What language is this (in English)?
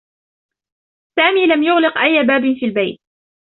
Arabic